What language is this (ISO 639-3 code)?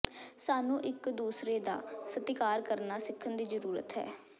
pan